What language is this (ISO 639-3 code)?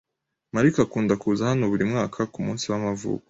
kin